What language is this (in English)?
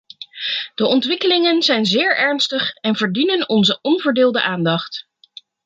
Dutch